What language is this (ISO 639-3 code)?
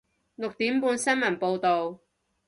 yue